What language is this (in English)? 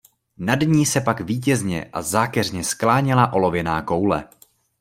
Czech